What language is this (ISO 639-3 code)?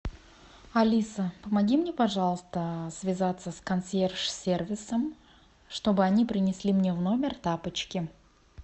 rus